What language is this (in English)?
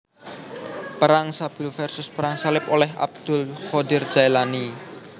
Javanese